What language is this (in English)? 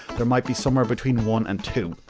English